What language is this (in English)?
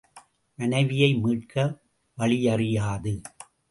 Tamil